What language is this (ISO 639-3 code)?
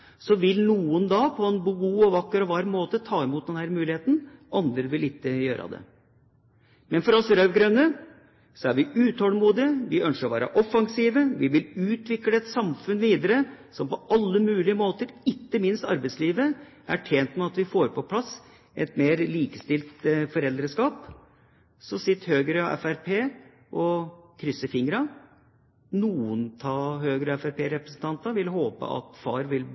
nob